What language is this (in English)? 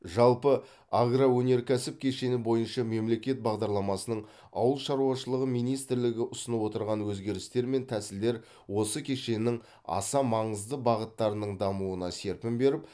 Kazakh